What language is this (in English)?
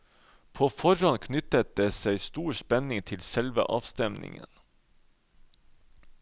Norwegian